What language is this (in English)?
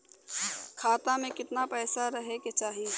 Bhojpuri